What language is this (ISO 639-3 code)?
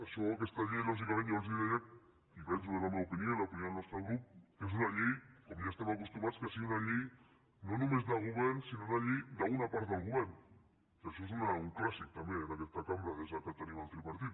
cat